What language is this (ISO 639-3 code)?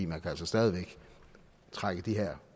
dan